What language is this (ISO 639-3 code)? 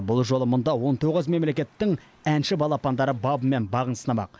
kaz